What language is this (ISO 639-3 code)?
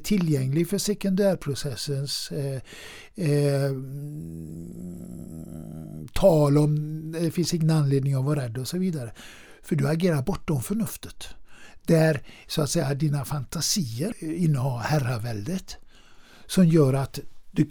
swe